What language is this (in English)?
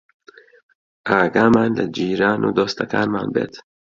Central Kurdish